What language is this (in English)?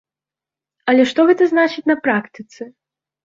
Belarusian